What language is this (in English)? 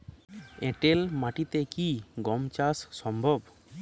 Bangla